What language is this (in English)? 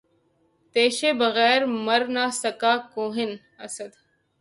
Urdu